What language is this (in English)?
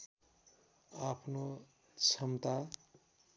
Nepali